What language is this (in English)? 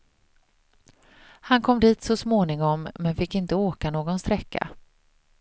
Swedish